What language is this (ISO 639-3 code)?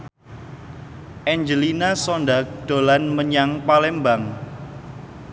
jav